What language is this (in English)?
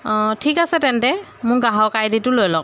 Assamese